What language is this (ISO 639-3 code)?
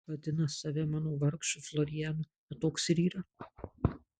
lit